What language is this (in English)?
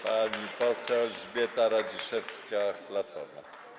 Polish